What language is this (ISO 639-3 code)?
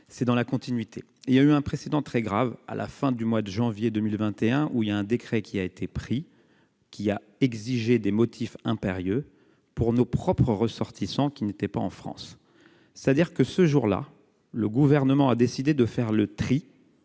fra